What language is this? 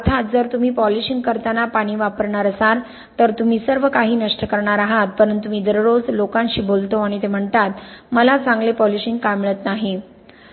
Marathi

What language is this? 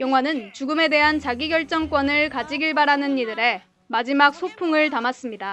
Korean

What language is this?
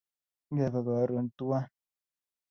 Kalenjin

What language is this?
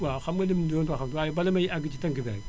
Wolof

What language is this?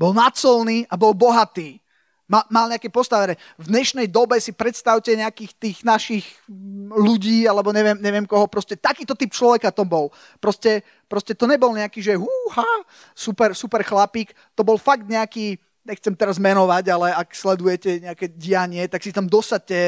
Slovak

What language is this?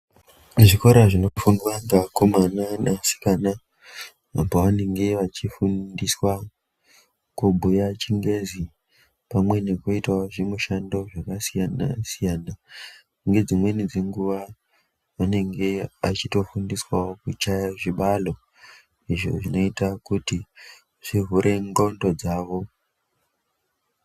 Ndau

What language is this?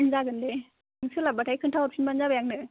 Bodo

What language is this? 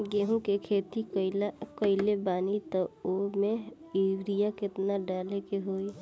Bhojpuri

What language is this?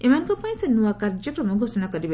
Odia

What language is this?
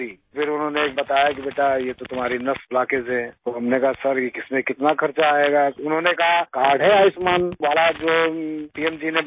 Urdu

